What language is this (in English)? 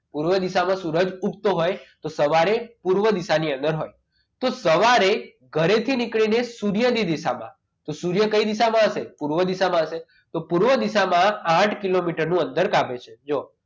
Gujarati